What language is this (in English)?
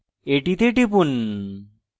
Bangla